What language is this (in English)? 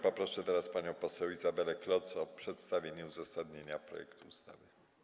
Polish